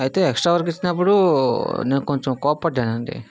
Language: Telugu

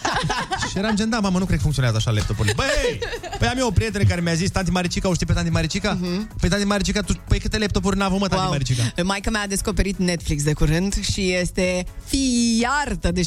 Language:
Romanian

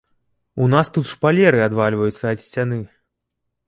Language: Belarusian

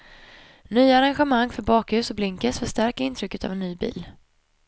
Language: Swedish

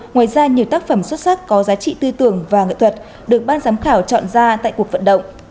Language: Vietnamese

